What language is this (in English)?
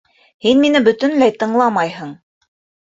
Bashkir